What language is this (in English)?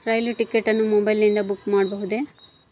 Kannada